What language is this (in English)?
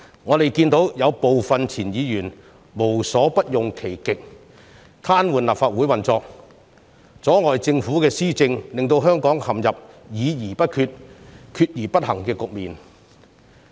Cantonese